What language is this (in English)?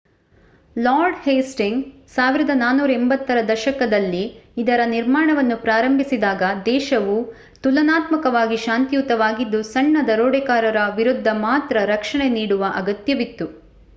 Kannada